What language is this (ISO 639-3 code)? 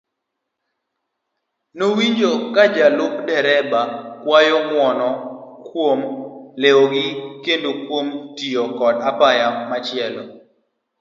luo